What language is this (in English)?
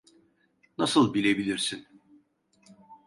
Turkish